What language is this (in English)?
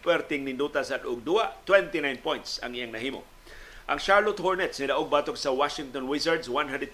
Filipino